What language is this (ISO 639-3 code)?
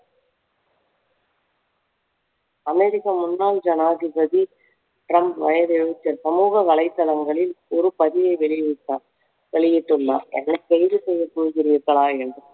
tam